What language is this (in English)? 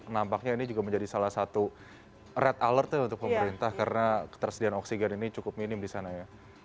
Indonesian